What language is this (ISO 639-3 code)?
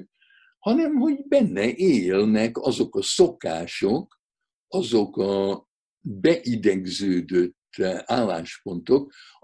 hun